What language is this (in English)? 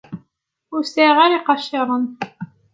Kabyle